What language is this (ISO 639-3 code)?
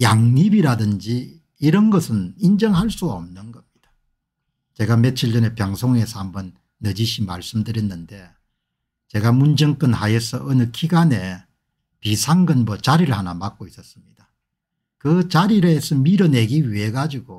kor